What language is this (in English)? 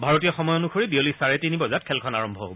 Assamese